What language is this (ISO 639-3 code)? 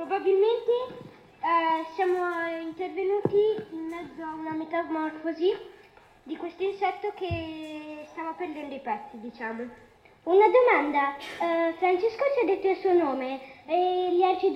ita